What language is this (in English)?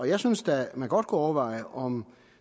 Danish